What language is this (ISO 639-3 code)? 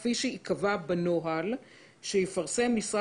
heb